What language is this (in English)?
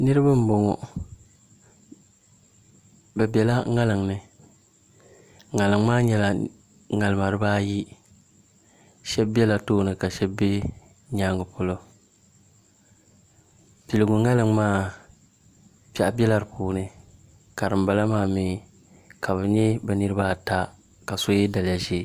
Dagbani